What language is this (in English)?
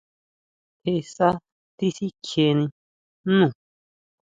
Huautla Mazatec